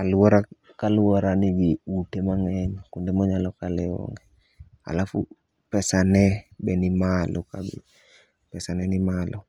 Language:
Luo (Kenya and Tanzania)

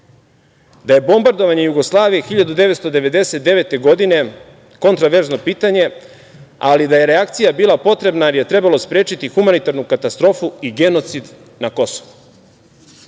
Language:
Serbian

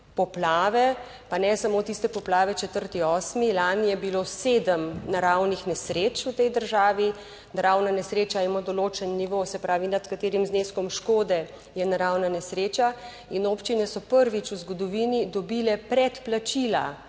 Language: Slovenian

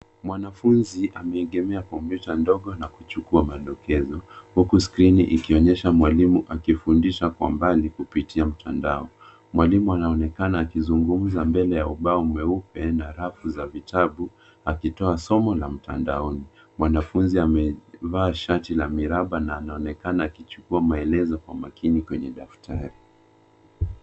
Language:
Swahili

